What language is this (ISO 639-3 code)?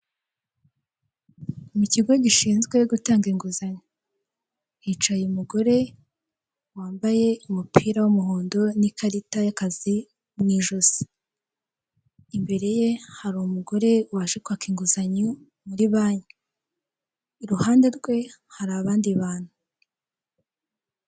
kin